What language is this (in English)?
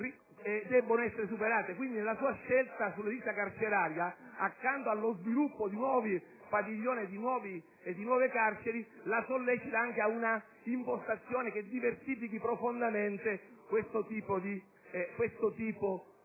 Italian